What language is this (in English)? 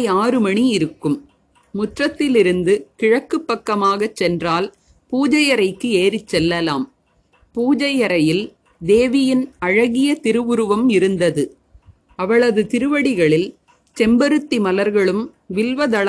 Tamil